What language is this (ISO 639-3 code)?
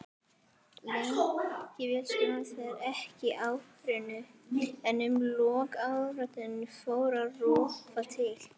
isl